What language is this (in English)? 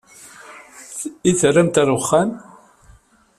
Kabyle